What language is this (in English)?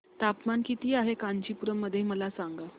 Marathi